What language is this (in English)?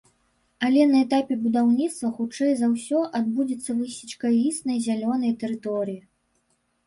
Belarusian